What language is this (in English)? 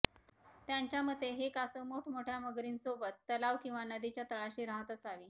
Marathi